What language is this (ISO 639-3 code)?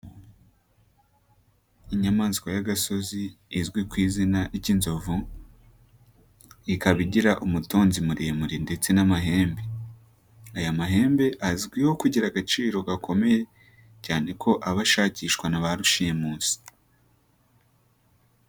kin